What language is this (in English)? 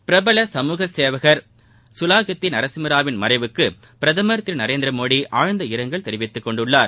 Tamil